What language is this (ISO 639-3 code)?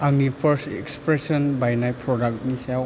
brx